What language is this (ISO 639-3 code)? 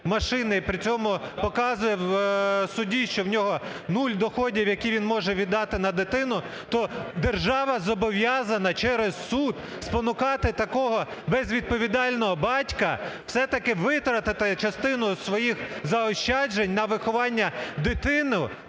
ukr